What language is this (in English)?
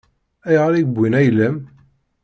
Kabyle